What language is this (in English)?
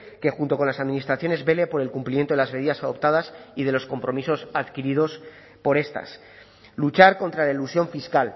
Spanish